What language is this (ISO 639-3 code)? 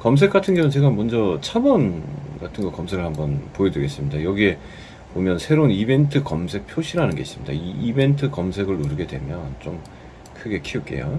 kor